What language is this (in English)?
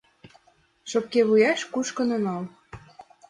Mari